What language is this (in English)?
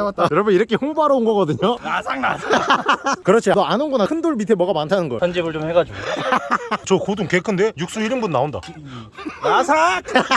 Korean